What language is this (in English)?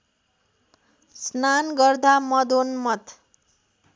Nepali